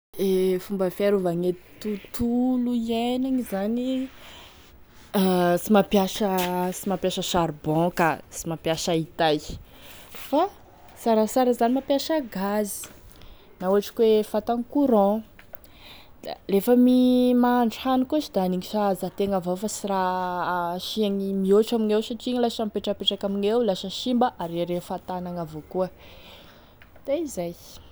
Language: Tesaka Malagasy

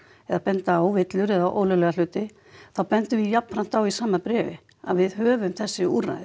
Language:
Icelandic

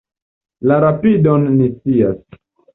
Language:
Esperanto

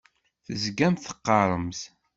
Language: Kabyle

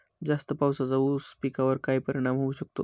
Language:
Marathi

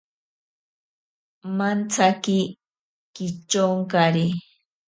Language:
Ashéninka Perené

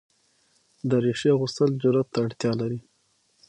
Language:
Pashto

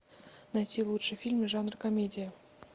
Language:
Russian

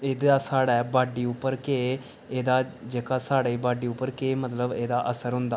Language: Dogri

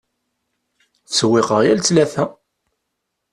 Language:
Kabyle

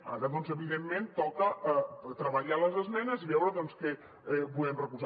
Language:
Catalan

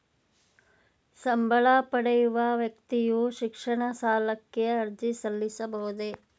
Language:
Kannada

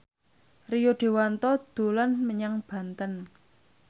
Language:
Javanese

